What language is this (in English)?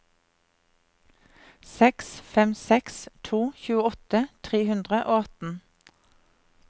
Norwegian